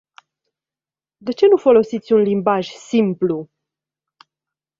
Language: Romanian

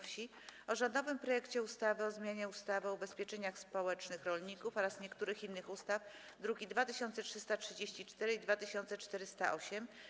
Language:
Polish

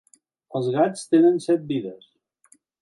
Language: Catalan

